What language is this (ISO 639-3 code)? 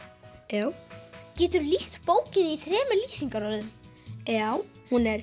isl